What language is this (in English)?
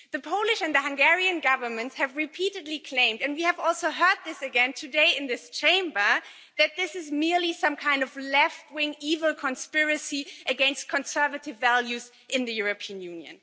English